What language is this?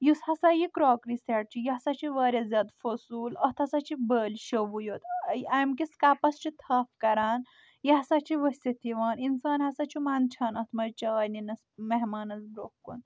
Kashmiri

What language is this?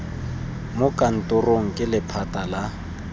Tswana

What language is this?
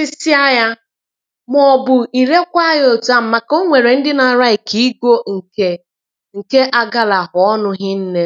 Igbo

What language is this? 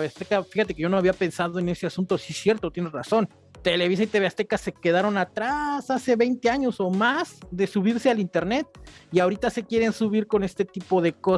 Spanish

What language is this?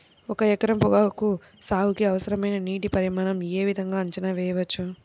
Telugu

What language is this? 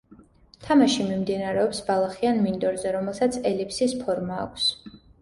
Georgian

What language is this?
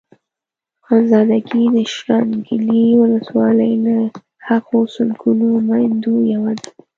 Pashto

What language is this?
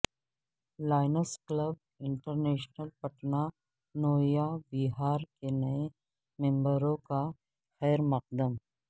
Urdu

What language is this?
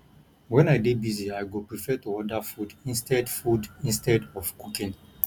Nigerian Pidgin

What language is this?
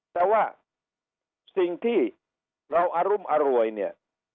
Thai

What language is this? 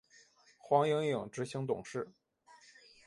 Chinese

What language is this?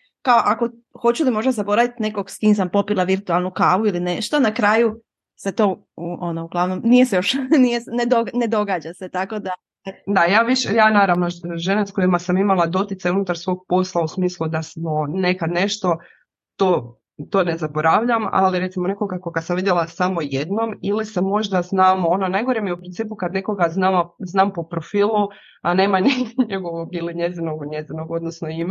Croatian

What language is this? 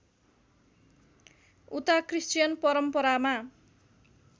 Nepali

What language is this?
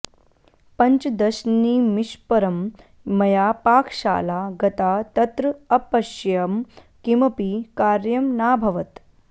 Sanskrit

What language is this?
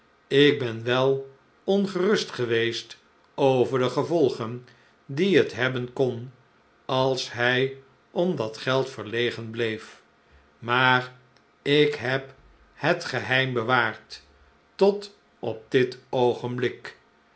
Dutch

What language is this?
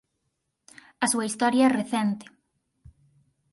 Galician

